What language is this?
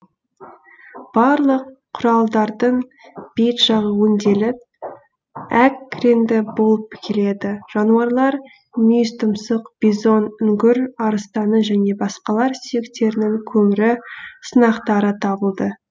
Kazakh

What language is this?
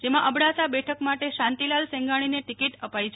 Gujarati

